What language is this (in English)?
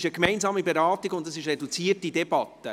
Swiss German